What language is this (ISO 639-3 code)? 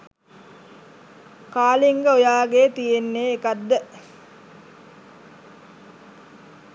sin